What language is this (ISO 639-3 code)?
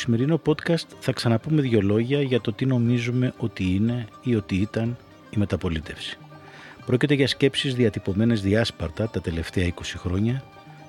ell